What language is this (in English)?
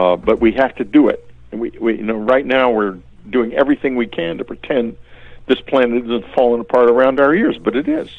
English